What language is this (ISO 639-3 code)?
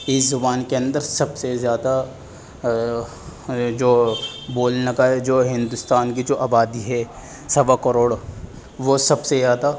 urd